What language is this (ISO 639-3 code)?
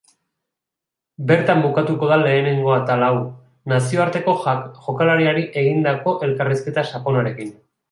eus